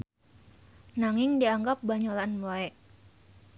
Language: Sundanese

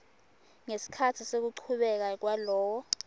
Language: Swati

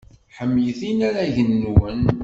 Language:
Kabyle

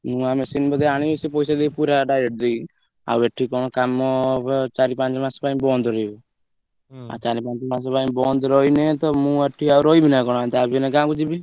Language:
Odia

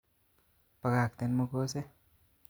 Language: Kalenjin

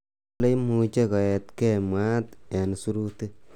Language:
Kalenjin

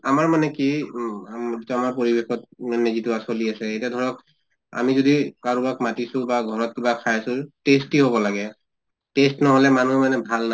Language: Assamese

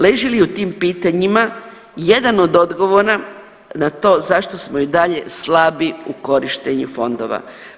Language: Croatian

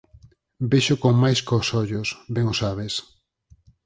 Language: Galician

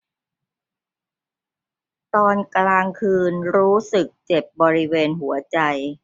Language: Thai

